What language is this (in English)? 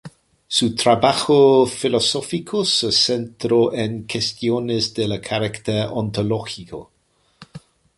Spanish